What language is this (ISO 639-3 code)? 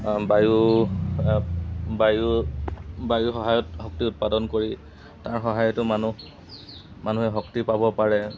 asm